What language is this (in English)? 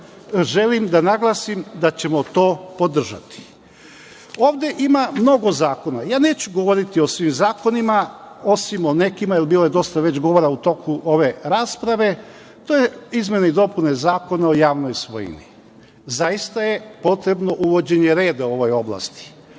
Serbian